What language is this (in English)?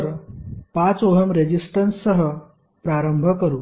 Marathi